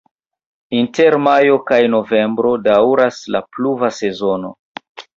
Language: Esperanto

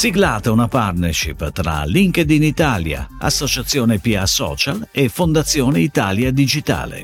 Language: Italian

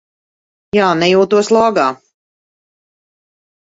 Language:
Latvian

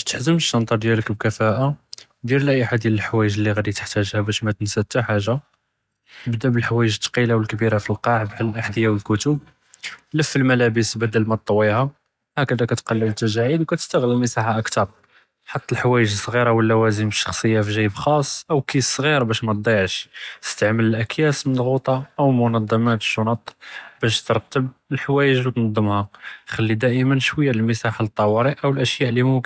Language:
Judeo-Arabic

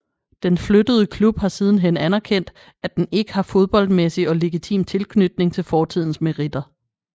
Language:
Danish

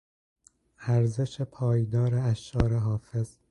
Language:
Persian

